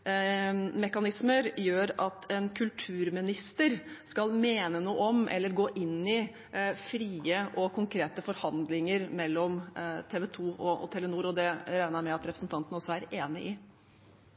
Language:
Norwegian Bokmål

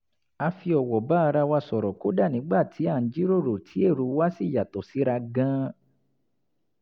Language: Yoruba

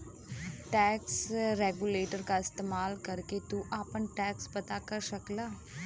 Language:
Bhojpuri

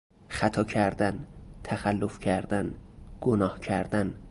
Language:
Persian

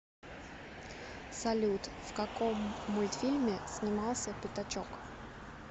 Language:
Russian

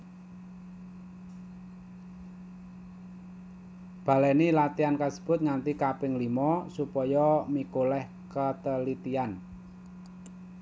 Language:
Javanese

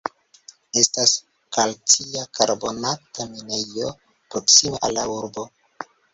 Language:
Esperanto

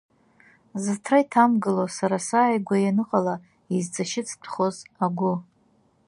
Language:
Abkhazian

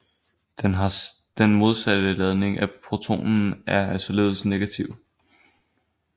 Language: Danish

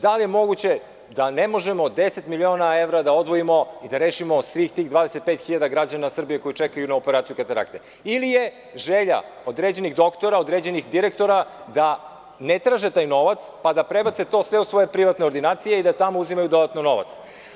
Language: Serbian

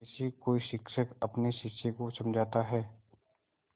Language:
Hindi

